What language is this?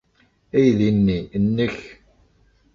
Kabyle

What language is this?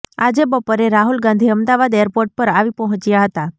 Gujarati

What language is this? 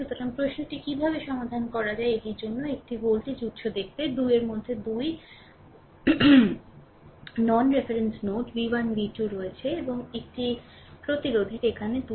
Bangla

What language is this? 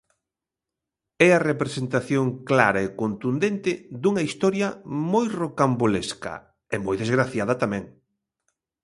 Galician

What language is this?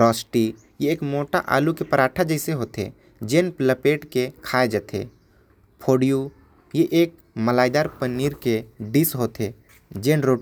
Korwa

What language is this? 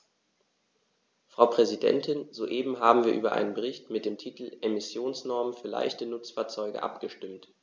German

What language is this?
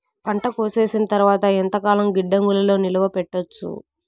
Telugu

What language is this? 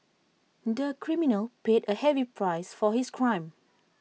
English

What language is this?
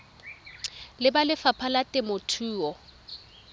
Tswana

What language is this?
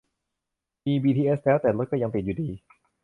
Thai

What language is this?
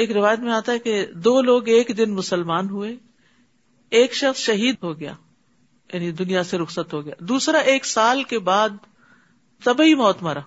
Urdu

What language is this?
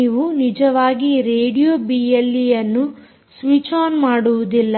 Kannada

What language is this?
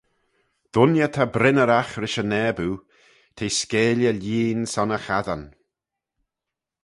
Manx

